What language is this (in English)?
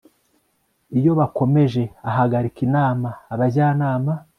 Kinyarwanda